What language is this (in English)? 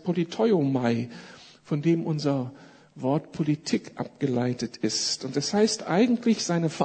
German